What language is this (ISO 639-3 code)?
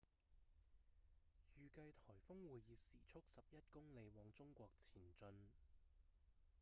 yue